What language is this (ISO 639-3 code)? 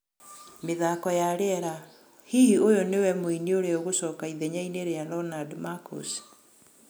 kik